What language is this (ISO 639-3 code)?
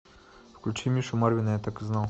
rus